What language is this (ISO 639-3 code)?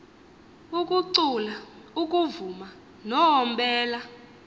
xho